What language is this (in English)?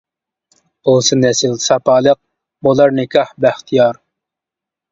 Uyghur